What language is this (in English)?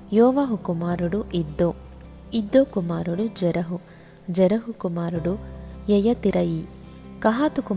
Telugu